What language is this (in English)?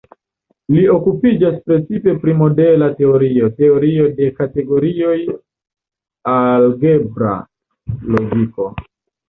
Esperanto